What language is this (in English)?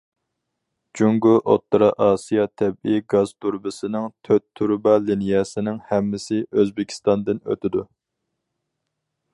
Uyghur